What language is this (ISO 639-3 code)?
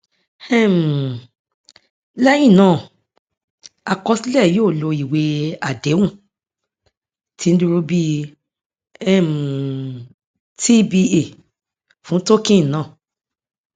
yor